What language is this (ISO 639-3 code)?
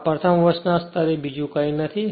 guj